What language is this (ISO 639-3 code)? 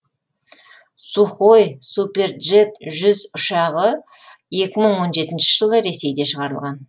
kaz